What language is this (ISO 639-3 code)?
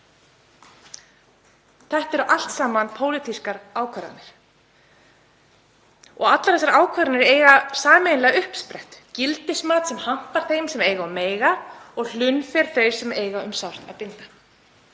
isl